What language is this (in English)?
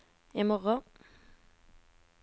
Norwegian